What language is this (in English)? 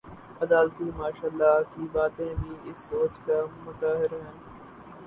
Urdu